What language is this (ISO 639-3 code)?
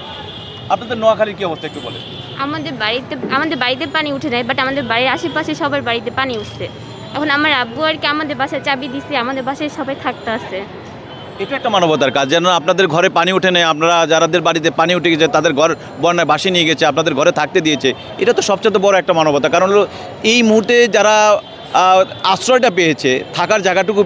ben